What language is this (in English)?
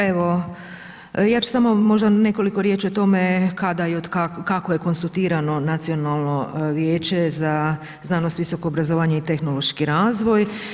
Croatian